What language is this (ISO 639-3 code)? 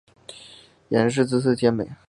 zho